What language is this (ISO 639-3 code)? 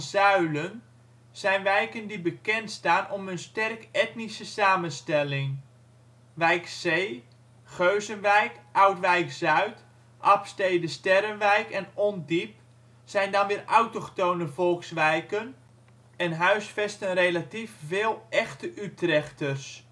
nld